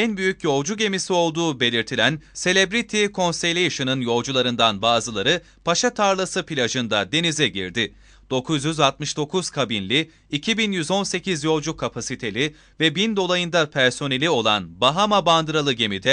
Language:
Turkish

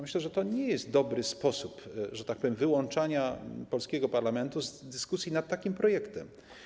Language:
Polish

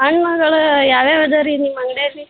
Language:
Kannada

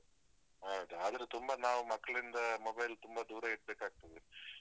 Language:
Kannada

